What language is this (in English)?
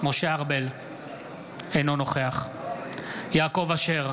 Hebrew